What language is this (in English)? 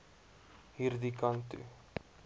Afrikaans